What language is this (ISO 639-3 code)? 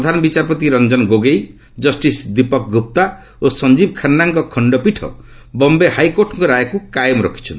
ori